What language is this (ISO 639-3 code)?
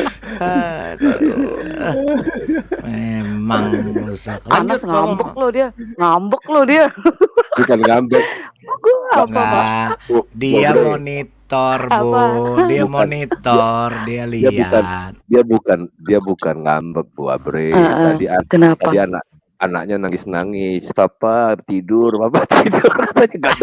ind